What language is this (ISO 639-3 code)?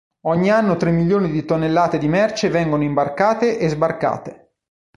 ita